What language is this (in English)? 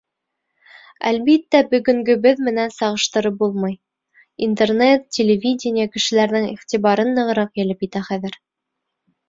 Bashkir